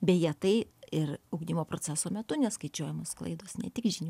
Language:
Lithuanian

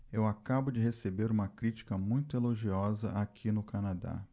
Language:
Portuguese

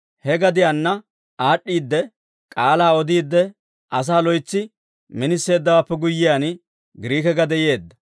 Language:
Dawro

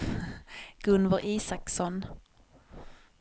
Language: Swedish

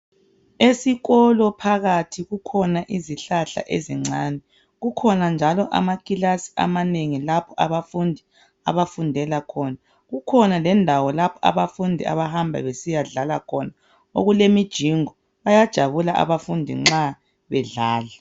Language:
North Ndebele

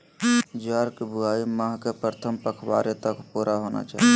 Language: Magahi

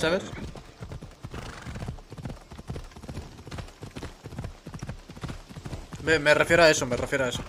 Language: Spanish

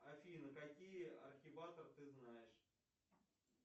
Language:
Russian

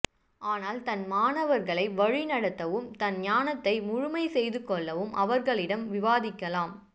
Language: Tamil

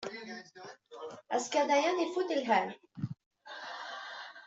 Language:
Kabyle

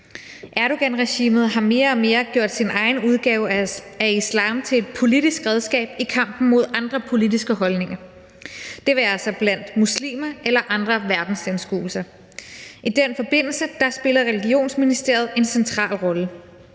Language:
Danish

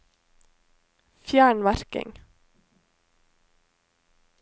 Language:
Norwegian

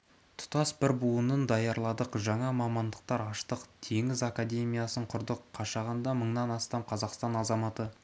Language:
Kazakh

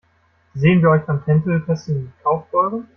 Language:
German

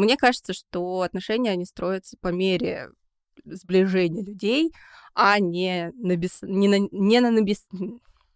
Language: Russian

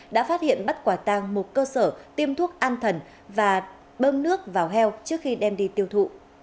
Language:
Vietnamese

